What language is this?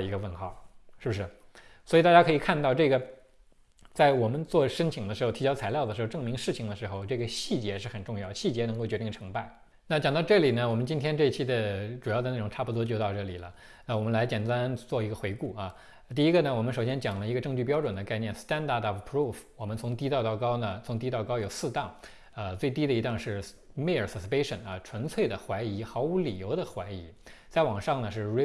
Chinese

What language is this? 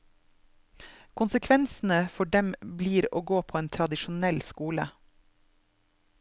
Norwegian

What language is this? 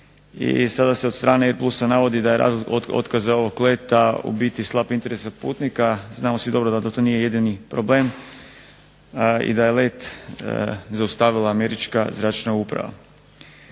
Croatian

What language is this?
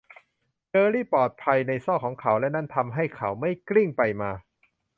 Thai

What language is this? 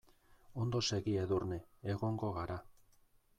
Basque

